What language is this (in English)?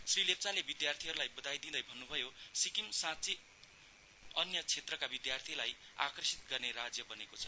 Nepali